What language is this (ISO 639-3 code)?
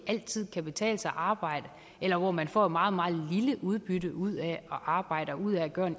dan